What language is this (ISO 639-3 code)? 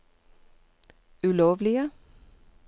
nor